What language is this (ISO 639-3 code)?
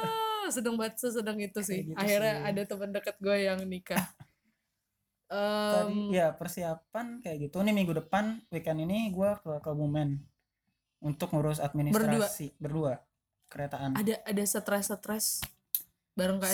ind